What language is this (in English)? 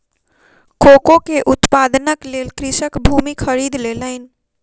Maithili